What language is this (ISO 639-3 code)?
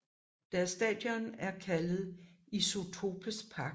dan